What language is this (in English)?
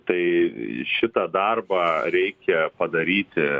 Lithuanian